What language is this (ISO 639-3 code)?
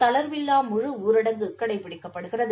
tam